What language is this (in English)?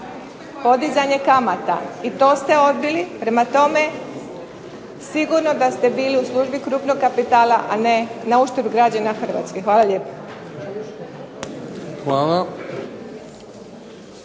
Croatian